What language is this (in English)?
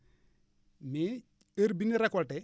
Wolof